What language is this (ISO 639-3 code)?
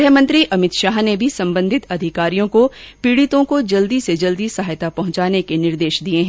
hin